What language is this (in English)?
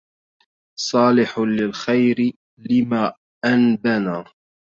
Arabic